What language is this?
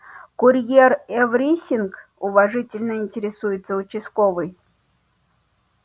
Russian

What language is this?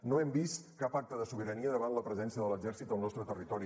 Catalan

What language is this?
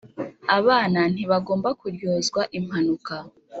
Kinyarwanda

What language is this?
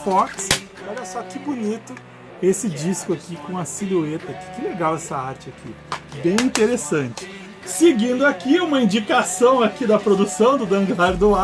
Portuguese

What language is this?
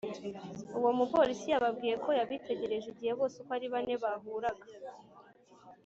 Kinyarwanda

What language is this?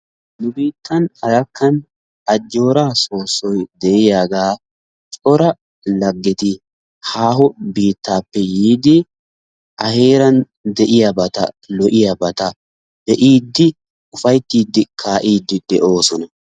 Wolaytta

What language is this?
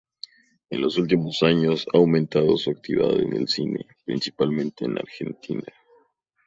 Spanish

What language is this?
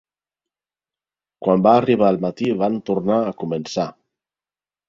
Catalan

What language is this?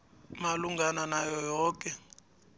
South Ndebele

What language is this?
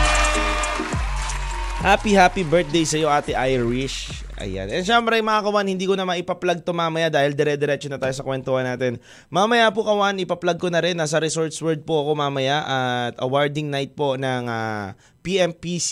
Filipino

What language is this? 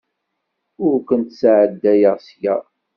Kabyle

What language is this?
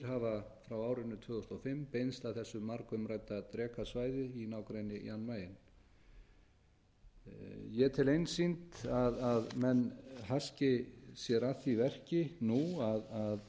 Icelandic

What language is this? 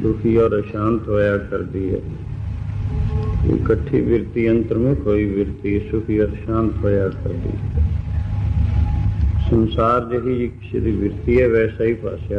Arabic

